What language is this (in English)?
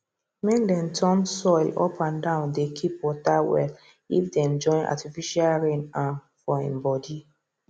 Nigerian Pidgin